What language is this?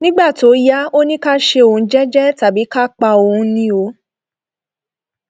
Yoruba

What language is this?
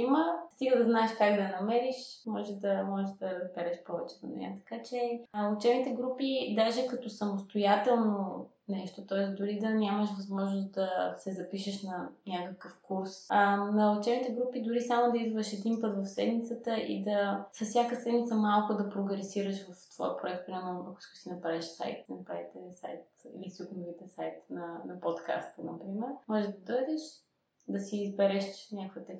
Bulgarian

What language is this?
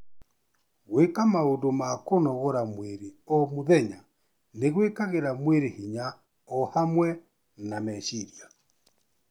Kikuyu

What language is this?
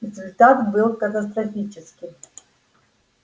Russian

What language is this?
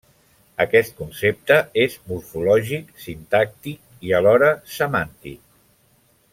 Catalan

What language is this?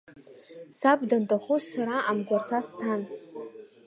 Abkhazian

